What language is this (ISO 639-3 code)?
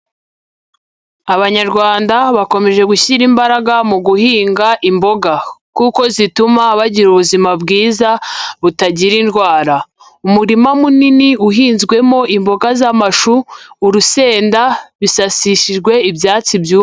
kin